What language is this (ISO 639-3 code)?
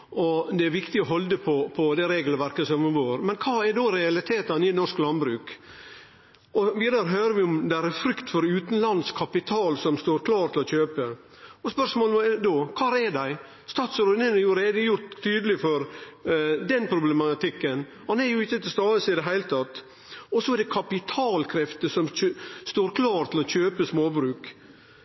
nno